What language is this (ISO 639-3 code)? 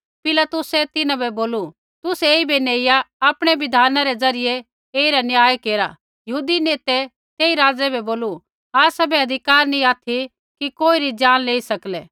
kfx